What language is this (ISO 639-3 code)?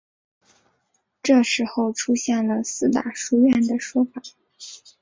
zho